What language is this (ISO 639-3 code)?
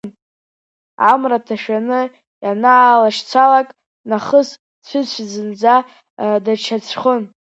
abk